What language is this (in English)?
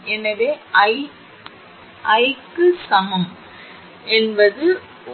Tamil